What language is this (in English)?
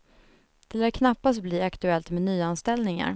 Swedish